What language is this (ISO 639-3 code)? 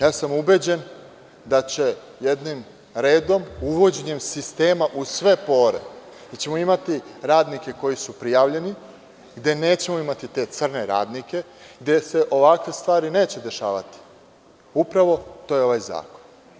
srp